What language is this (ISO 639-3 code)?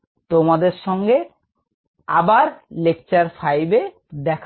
ben